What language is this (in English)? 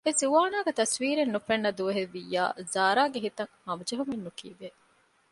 Divehi